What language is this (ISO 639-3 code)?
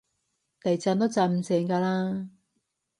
yue